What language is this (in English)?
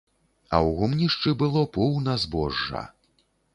Belarusian